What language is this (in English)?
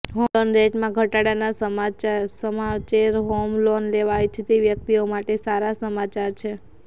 Gujarati